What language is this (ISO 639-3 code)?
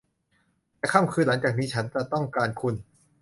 tha